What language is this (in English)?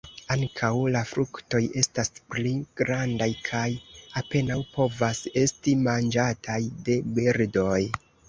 Esperanto